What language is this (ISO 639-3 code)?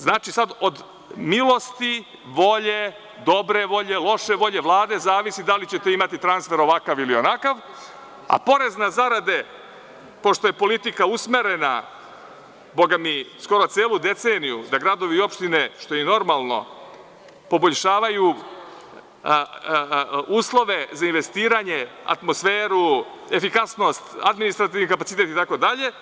srp